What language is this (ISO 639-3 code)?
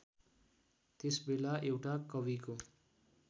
nep